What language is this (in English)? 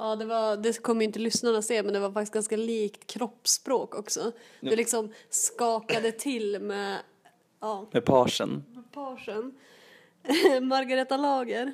Swedish